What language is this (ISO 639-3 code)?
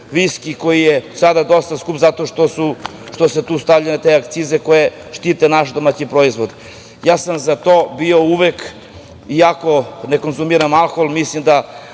srp